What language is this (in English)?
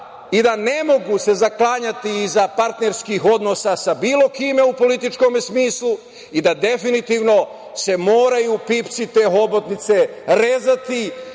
Serbian